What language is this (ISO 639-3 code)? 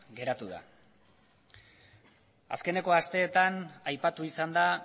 eus